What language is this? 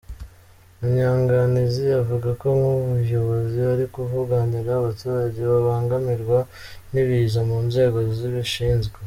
Kinyarwanda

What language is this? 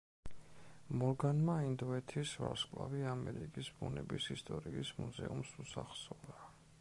Georgian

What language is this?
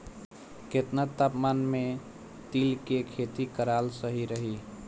Bhojpuri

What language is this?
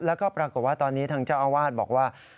Thai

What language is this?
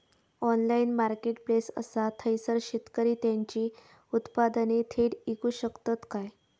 Marathi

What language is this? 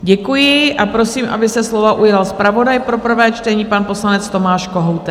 Czech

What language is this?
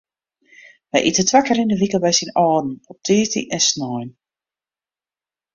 Western Frisian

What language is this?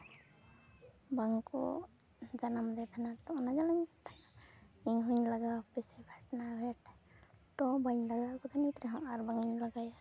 Santali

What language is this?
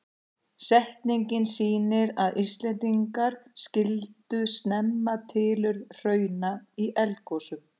Icelandic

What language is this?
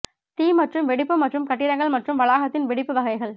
Tamil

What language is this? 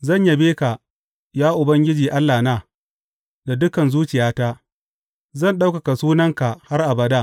Hausa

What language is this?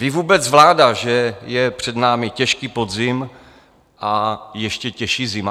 Czech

